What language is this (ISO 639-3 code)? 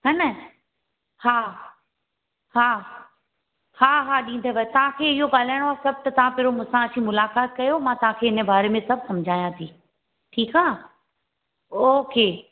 snd